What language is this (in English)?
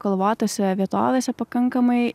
Lithuanian